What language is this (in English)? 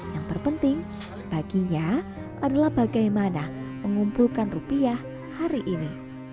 Indonesian